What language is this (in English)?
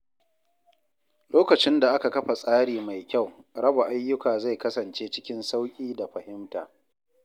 Hausa